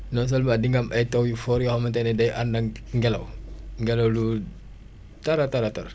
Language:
Wolof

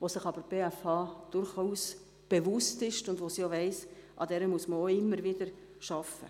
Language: Swiss German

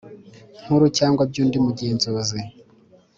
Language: Kinyarwanda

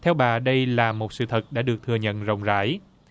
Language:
Vietnamese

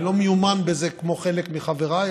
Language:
Hebrew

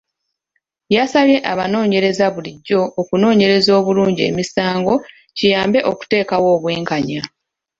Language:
Ganda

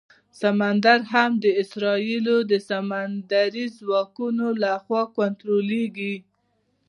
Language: Pashto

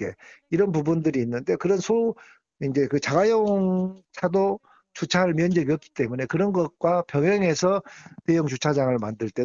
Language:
Korean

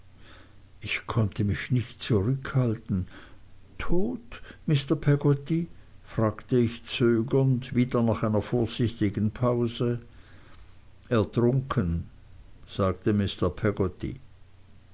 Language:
German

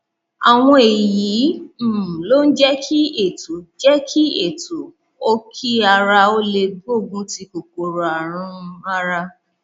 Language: Yoruba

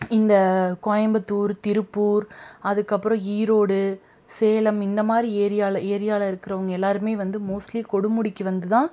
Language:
Tamil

